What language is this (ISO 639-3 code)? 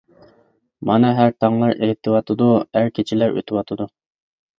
uig